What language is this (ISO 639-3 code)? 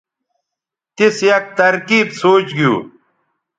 btv